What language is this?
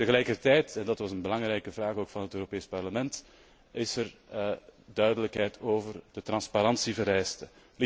Dutch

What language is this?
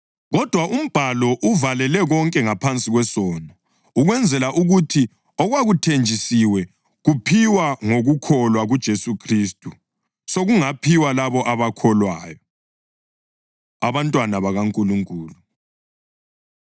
North Ndebele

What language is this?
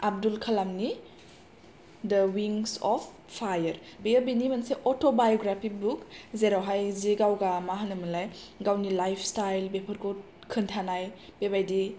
Bodo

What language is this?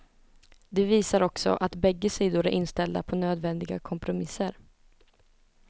Swedish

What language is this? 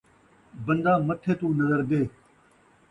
Saraiki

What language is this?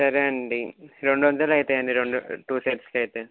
Telugu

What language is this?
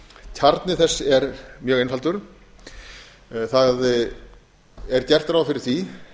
Icelandic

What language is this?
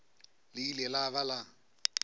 Northern Sotho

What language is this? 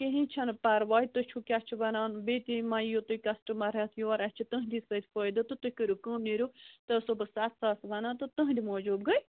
Kashmiri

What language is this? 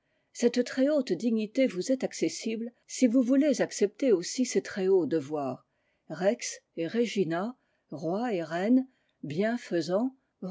French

